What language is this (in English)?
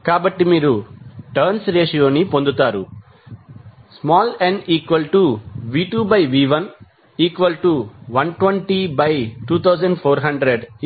Telugu